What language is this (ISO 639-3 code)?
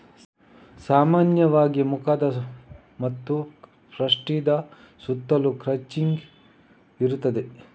kan